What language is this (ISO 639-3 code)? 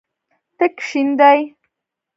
pus